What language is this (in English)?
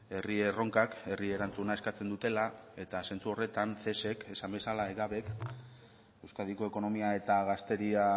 Basque